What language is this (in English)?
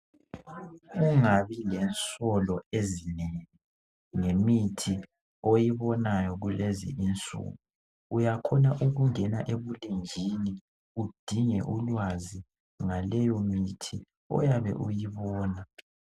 North Ndebele